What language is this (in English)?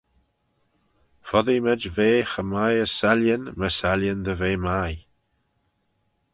Manx